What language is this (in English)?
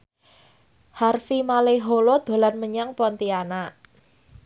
Javanese